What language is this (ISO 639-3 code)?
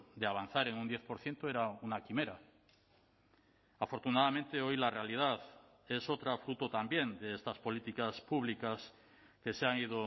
spa